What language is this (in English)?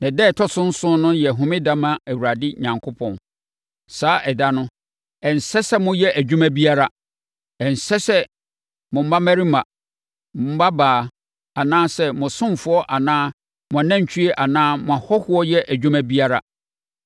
Akan